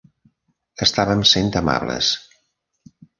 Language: Catalan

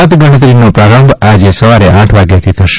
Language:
Gujarati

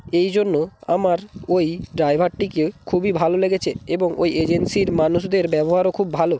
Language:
Bangla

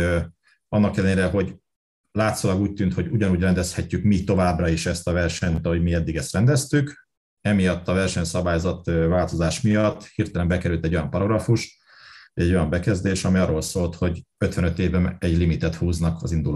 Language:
Hungarian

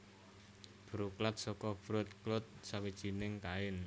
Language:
Javanese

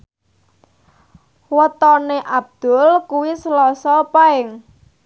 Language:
Javanese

